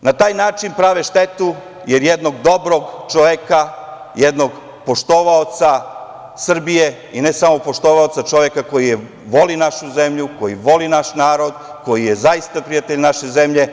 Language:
Serbian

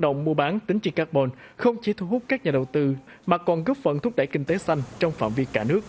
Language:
Vietnamese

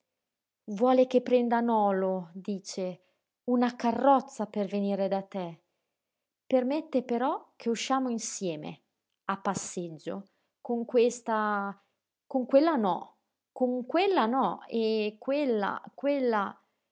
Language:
Italian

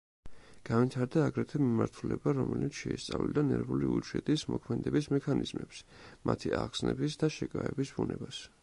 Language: Georgian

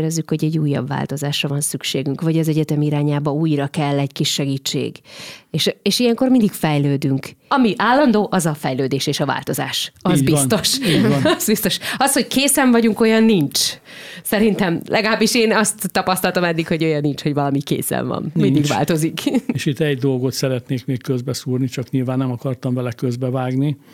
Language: Hungarian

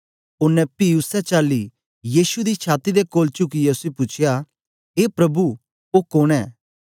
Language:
Dogri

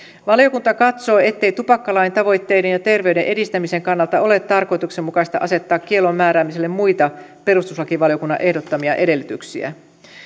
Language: Finnish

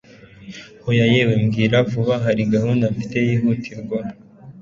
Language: Kinyarwanda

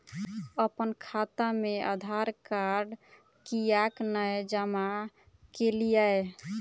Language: Maithili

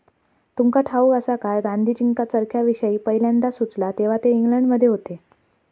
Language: Marathi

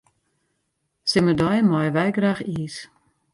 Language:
Western Frisian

